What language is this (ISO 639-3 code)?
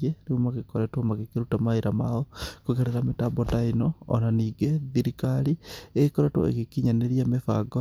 kik